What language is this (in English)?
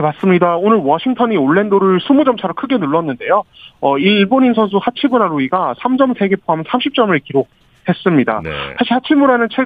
Korean